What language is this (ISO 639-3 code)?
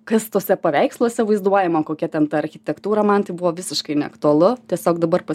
lit